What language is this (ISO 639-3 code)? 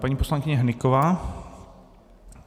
ces